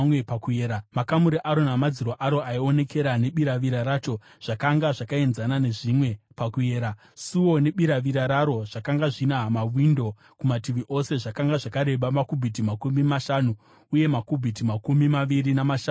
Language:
Shona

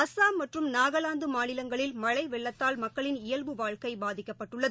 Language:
Tamil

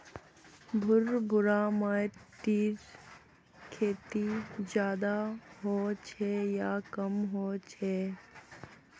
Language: Magahi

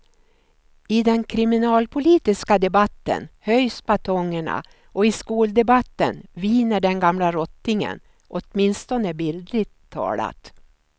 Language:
Swedish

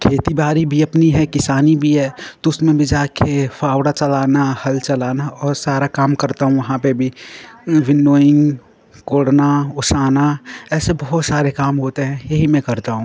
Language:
Hindi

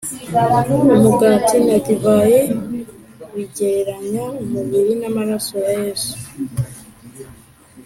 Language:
Kinyarwanda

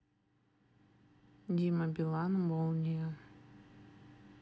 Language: Russian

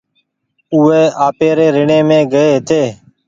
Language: Goaria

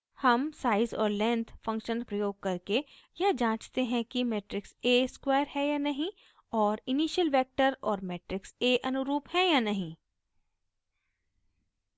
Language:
Hindi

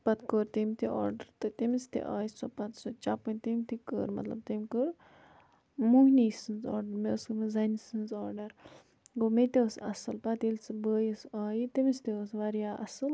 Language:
Kashmiri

